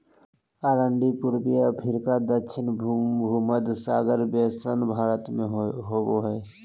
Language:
Magahi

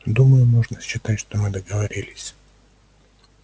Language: Russian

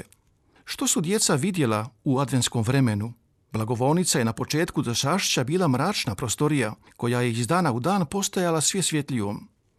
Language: Croatian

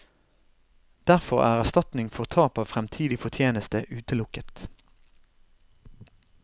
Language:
Norwegian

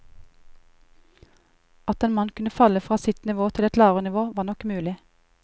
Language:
Norwegian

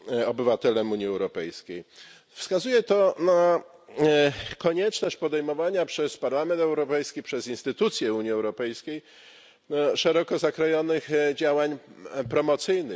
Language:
Polish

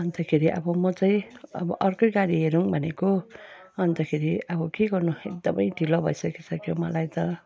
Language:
Nepali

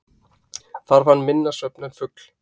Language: Icelandic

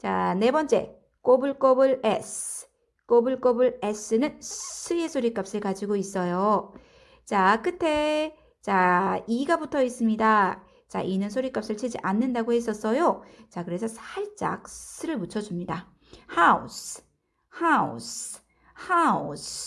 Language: Korean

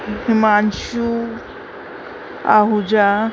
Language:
Sindhi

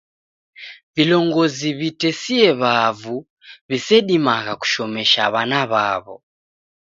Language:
Taita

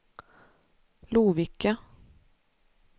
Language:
Swedish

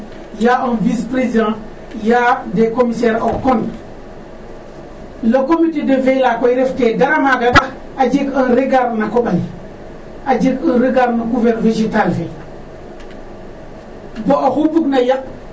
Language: Serer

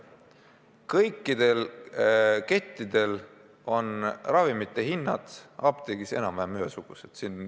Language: Estonian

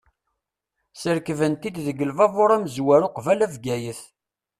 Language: Kabyle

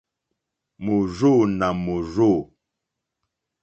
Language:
Mokpwe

